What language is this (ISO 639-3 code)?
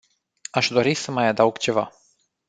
ron